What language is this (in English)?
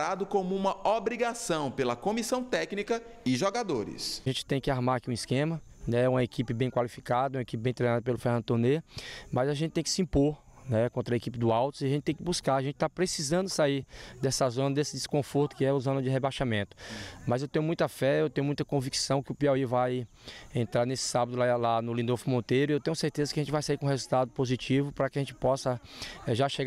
Portuguese